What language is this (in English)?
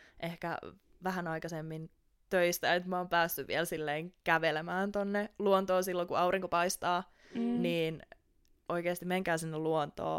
Finnish